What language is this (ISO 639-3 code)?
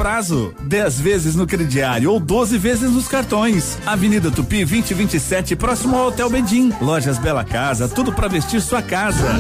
por